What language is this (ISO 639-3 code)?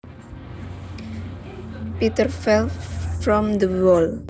jav